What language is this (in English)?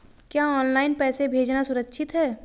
Hindi